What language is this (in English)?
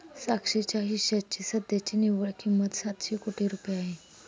Marathi